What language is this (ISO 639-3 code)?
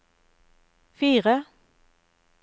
nor